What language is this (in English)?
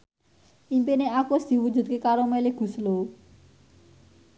Javanese